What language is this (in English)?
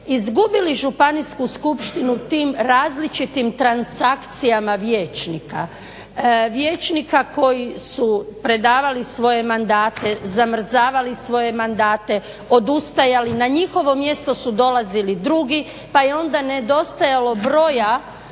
Croatian